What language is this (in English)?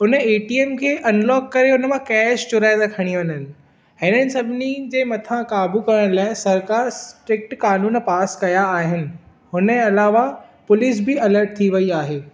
Sindhi